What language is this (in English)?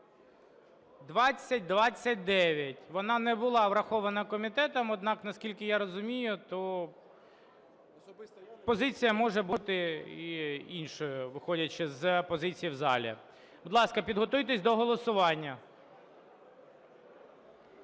Ukrainian